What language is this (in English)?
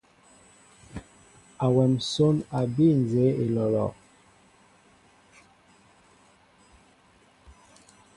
Mbo (Cameroon)